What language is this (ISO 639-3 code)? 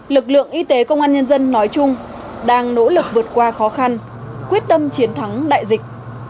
vie